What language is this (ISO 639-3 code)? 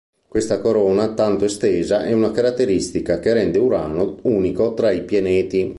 ita